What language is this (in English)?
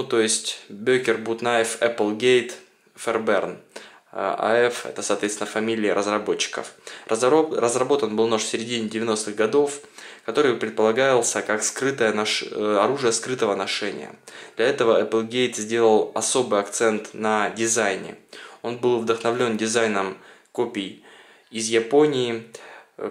Russian